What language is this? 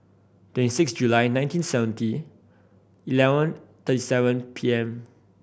English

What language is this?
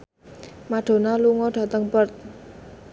Javanese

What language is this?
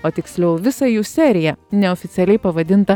Lithuanian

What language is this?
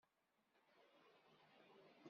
Kabyle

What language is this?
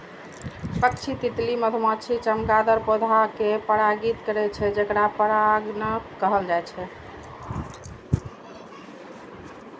Maithili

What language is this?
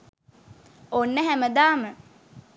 Sinhala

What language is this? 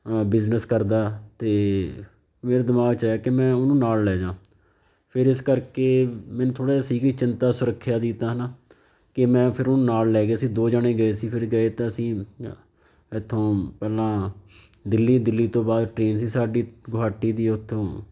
Punjabi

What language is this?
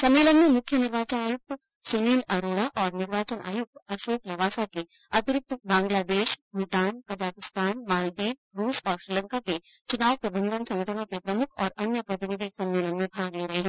Hindi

